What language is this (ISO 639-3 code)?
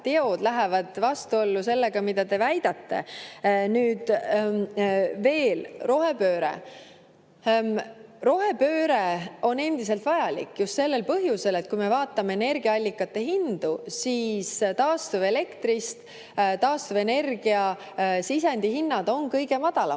est